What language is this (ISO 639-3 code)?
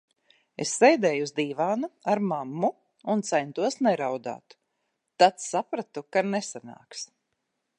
lav